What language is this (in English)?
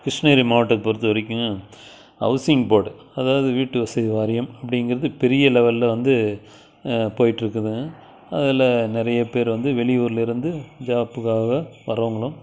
Tamil